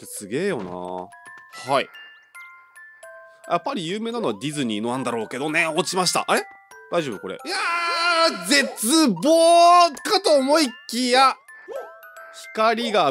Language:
Japanese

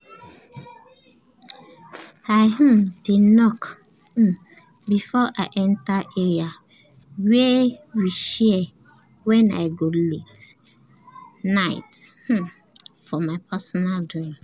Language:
Nigerian Pidgin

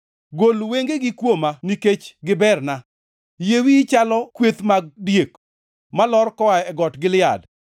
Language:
Luo (Kenya and Tanzania)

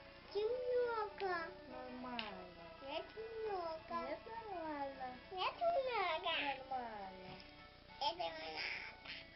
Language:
Russian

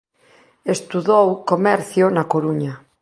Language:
Galician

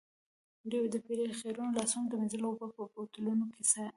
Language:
Pashto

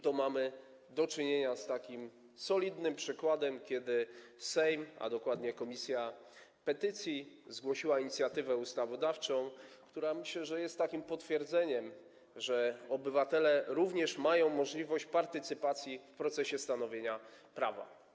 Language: Polish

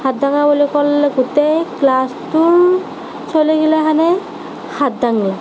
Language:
Assamese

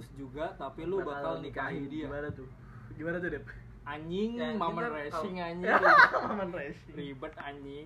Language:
Indonesian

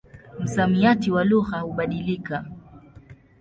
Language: Swahili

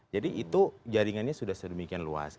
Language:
Indonesian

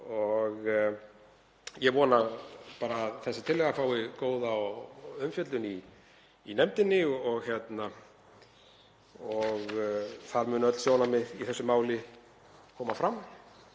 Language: Icelandic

